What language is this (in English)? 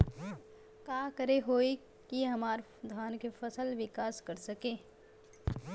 Bhojpuri